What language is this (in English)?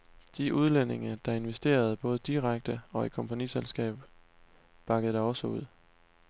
Danish